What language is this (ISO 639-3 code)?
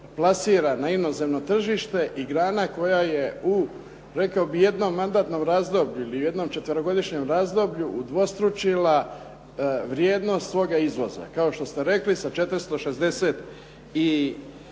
hrv